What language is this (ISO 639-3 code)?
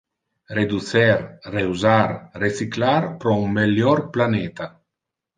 ina